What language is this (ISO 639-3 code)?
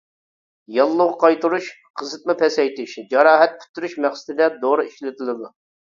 uig